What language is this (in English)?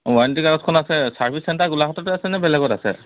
Assamese